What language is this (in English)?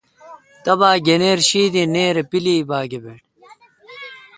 Kalkoti